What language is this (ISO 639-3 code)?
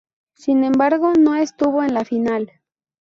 spa